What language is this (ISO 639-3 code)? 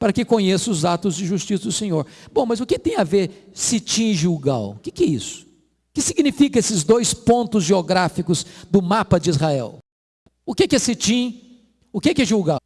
por